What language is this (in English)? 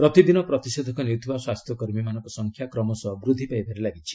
Odia